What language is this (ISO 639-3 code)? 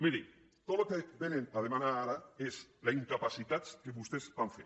cat